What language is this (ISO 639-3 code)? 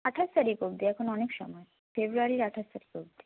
ben